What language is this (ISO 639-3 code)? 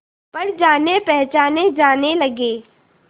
hin